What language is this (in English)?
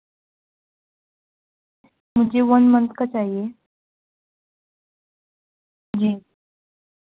Urdu